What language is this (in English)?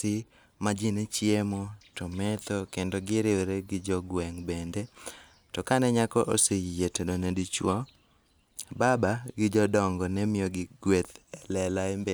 Luo (Kenya and Tanzania)